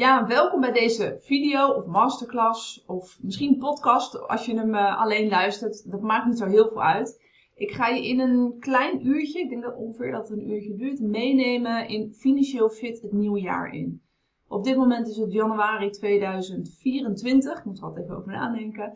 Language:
Dutch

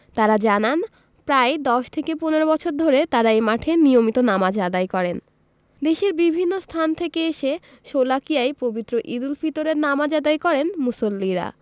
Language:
Bangla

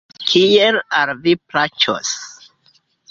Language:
Esperanto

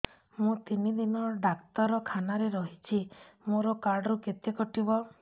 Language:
Odia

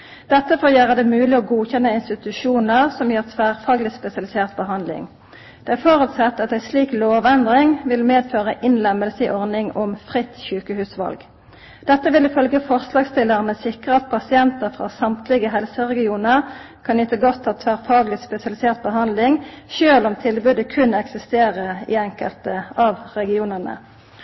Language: Norwegian Nynorsk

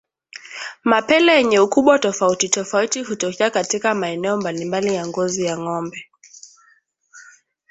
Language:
Swahili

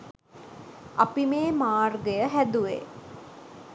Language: Sinhala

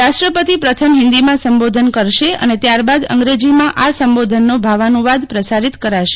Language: Gujarati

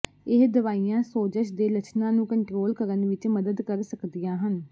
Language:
Punjabi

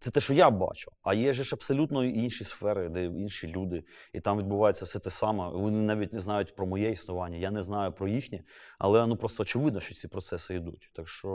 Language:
Ukrainian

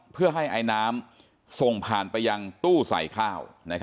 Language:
Thai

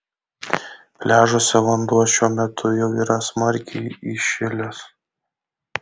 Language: Lithuanian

